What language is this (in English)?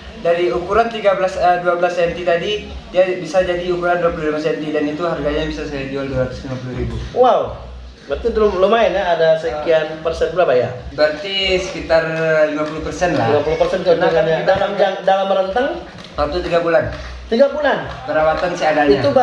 Indonesian